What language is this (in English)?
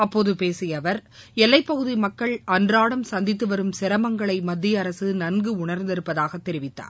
Tamil